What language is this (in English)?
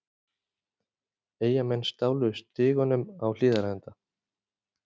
Icelandic